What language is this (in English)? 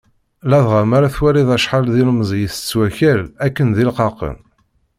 Kabyle